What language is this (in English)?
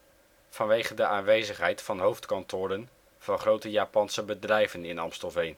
Dutch